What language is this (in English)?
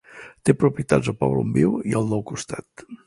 Catalan